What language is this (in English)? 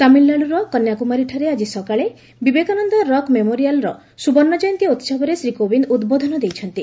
Odia